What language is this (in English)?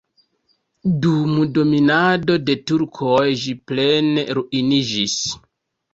Esperanto